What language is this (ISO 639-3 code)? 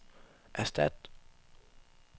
dan